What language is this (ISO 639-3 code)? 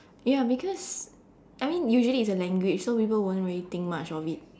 eng